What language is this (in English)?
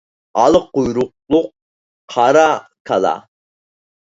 Uyghur